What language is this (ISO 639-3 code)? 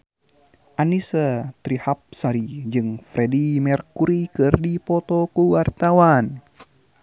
sun